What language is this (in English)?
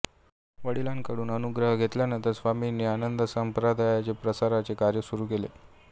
Marathi